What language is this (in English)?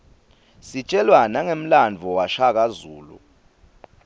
Swati